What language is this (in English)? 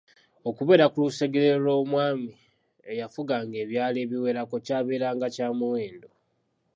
Ganda